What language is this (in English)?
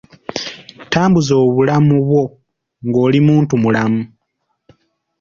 Ganda